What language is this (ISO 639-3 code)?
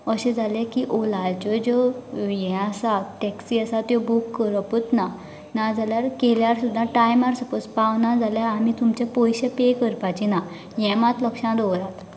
kok